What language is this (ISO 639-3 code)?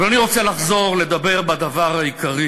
heb